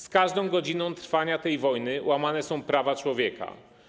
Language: Polish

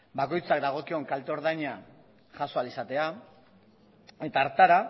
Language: Basque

